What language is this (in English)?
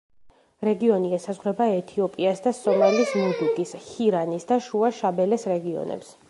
Georgian